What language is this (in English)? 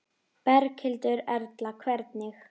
Icelandic